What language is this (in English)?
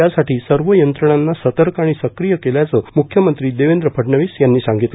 Marathi